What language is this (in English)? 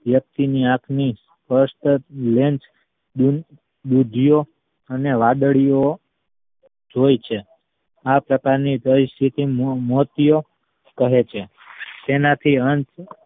Gujarati